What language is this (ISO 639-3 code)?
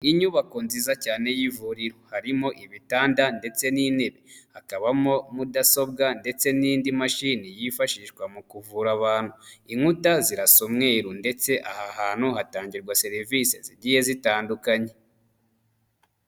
kin